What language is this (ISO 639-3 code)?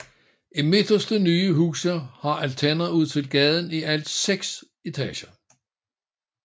dan